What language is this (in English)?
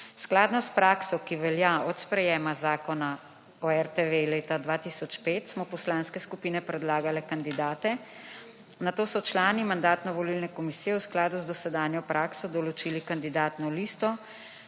Slovenian